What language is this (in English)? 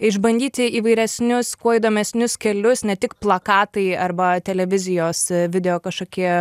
Lithuanian